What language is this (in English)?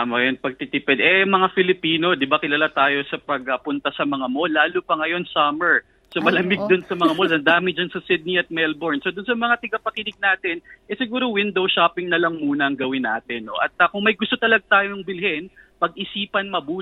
Filipino